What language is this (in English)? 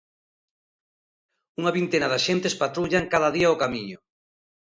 Galician